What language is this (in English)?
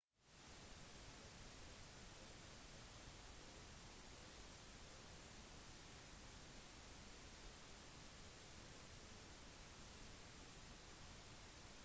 Norwegian Bokmål